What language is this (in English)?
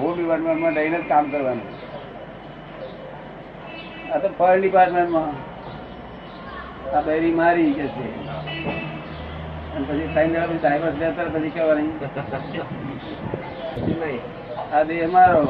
Gujarati